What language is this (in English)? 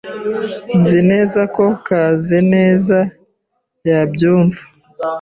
Kinyarwanda